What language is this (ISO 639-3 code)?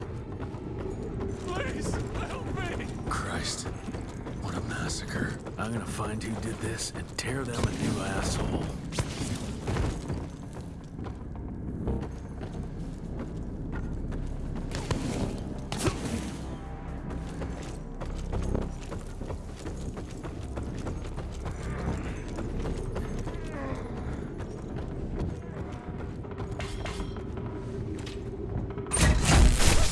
eng